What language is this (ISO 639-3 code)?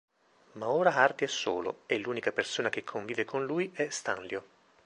ita